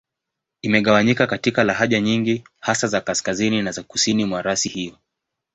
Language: Swahili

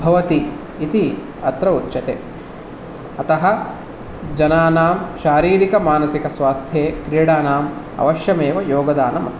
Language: Sanskrit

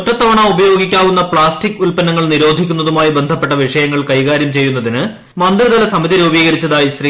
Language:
Malayalam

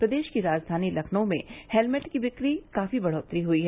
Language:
Hindi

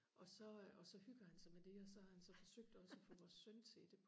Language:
Danish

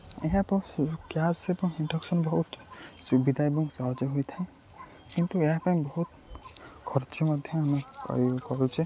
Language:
Odia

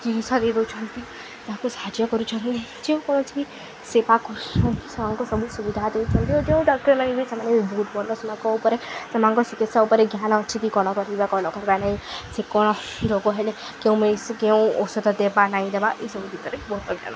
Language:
Odia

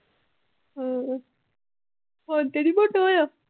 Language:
Punjabi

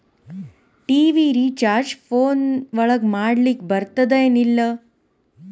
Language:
Kannada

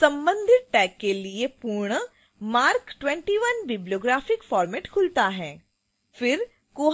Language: Hindi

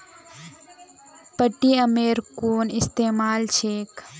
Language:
Magahi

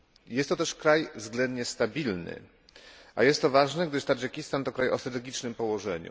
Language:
Polish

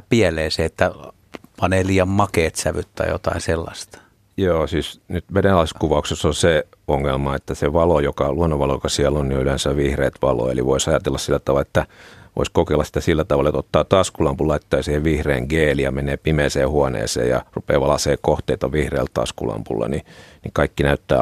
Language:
Finnish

